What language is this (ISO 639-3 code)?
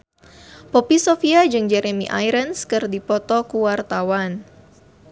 sun